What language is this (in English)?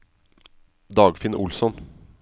Norwegian